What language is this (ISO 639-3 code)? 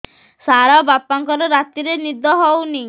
ori